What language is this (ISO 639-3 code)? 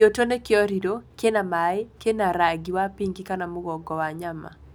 kik